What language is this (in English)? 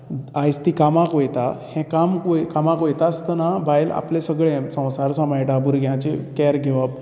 Konkani